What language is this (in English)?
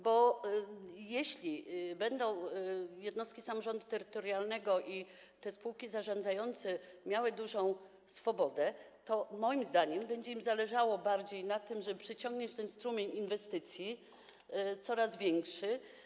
Polish